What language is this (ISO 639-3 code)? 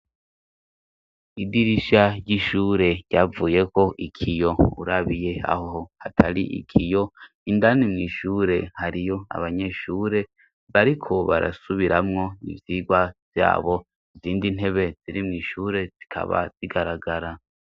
run